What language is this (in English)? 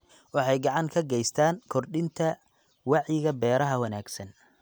Somali